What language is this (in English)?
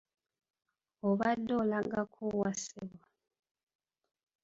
Ganda